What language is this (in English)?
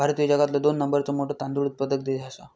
Marathi